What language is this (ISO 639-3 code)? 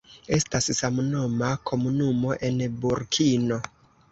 epo